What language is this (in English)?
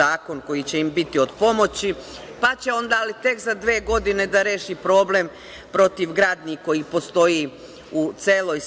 Serbian